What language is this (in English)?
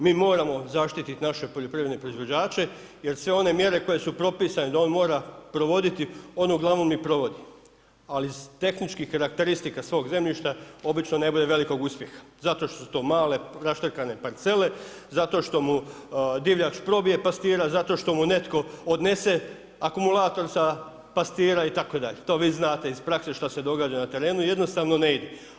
Croatian